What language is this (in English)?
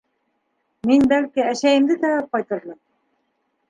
Bashkir